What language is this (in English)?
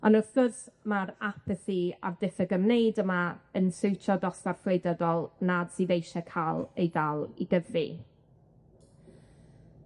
Welsh